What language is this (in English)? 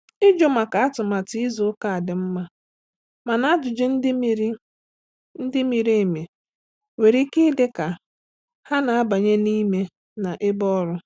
Igbo